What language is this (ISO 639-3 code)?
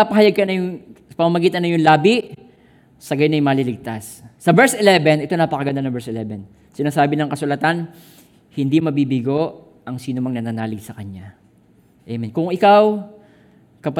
fil